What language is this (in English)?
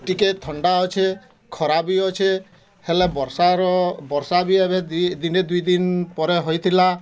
Odia